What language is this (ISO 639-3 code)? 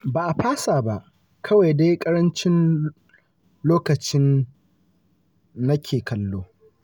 hau